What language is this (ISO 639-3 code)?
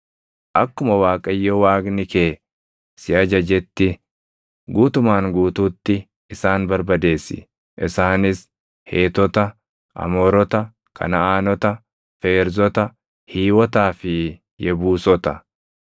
orm